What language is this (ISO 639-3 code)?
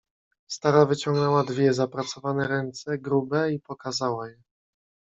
pol